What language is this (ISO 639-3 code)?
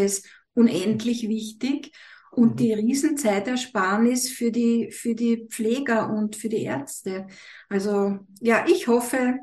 deu